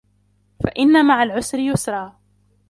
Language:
Arabic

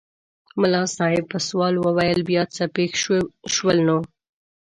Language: Pashto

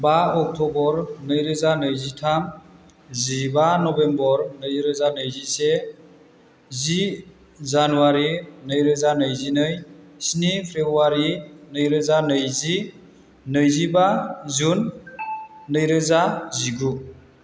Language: Bodo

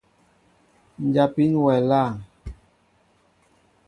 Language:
Mbo (Cameroon)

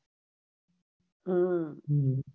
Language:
Gujarati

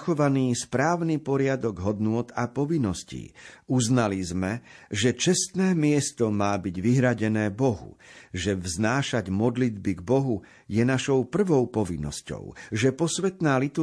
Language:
Slovak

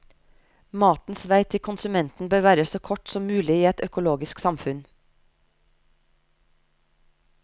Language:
Norwegian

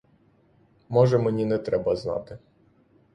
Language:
Ukrainian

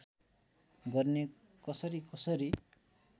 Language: Nepali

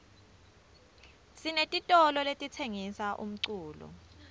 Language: Swati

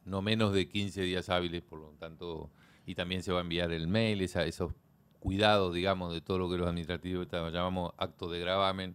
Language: Spanish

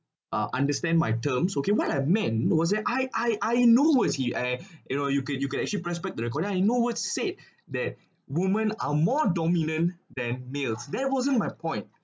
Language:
English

